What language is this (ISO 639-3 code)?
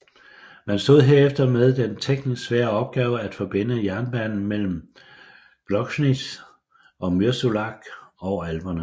dan